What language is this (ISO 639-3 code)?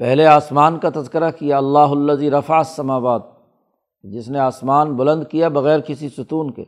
urd